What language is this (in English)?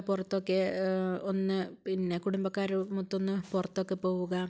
Malayalam